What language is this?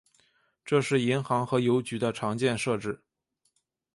Chinese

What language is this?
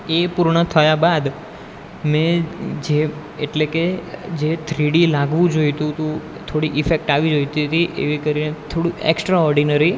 Gujarati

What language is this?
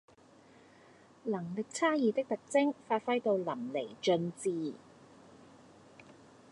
Cantonese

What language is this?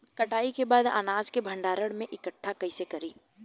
Bhojpuri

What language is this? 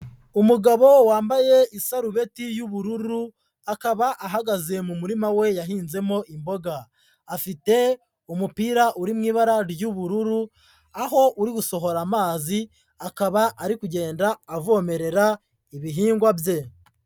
Kinyarwanda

